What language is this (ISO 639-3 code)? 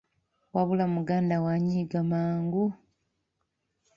lug